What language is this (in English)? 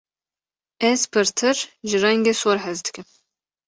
Kurdish